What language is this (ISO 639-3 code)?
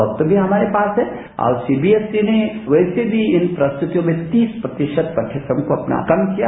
hin